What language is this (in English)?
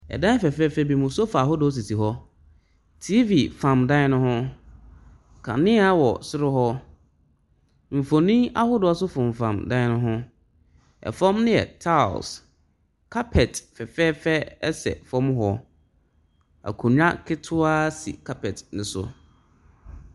Akan